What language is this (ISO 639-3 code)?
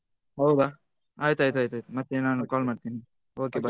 kan